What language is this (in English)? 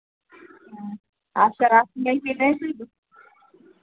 Hindi